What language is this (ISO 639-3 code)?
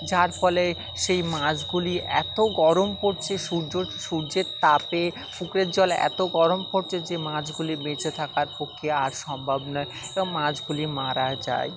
ben